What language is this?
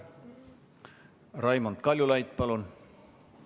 Estonian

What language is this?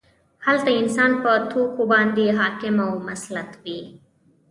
Pashto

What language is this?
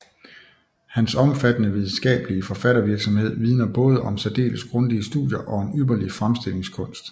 Danish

